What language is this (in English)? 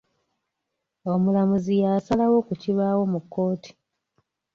Ganda